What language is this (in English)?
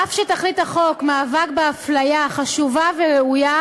Hebrew